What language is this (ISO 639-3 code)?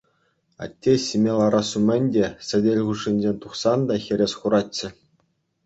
chv